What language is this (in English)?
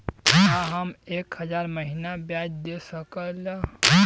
Bhojpuri